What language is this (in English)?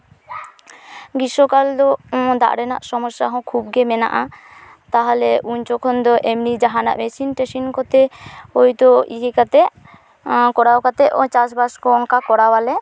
Santali